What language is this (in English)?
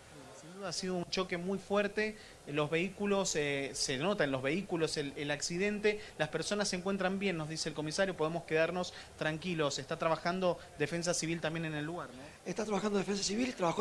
Spanish